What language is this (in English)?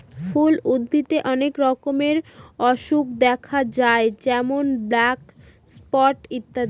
Bangla